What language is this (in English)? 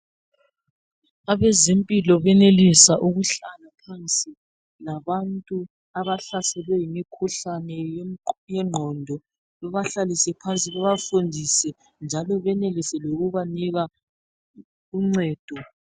North Ndebele